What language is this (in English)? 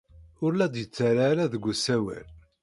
Kabyle